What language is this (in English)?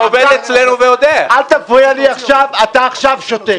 Hebrew